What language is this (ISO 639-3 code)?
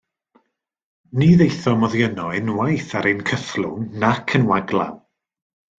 cym